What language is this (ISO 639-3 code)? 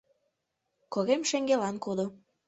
chm